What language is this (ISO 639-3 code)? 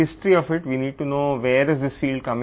tel